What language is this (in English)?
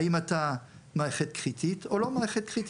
Hebrew